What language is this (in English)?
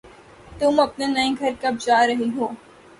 Urdu